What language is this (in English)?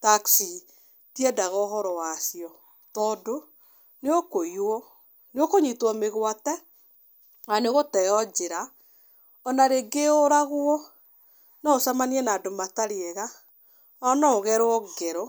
Kikuyu